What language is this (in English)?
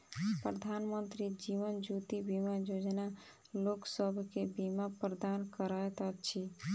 Maithili